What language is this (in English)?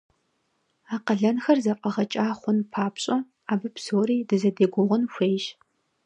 Kabardian